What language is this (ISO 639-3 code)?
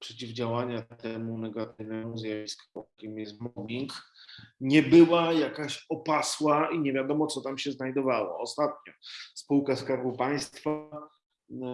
pol